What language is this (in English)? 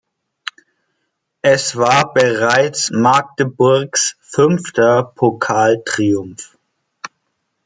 German